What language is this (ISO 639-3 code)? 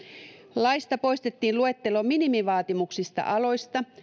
fin